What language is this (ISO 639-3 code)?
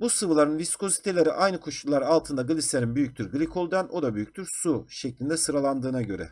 tur